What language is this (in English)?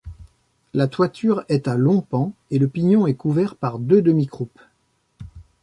French